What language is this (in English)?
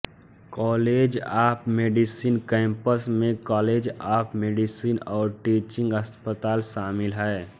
Hindi